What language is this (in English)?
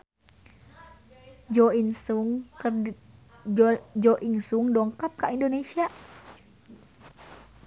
Sundanese